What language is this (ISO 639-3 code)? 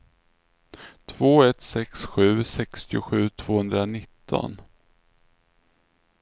swe